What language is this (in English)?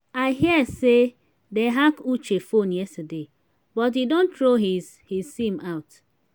Nigerian Pidgin